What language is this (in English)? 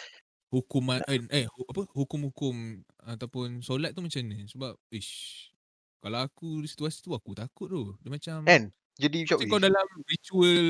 Malay